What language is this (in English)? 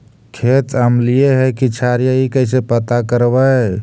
Magahi